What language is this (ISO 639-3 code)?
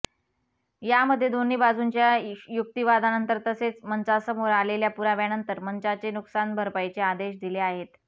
mar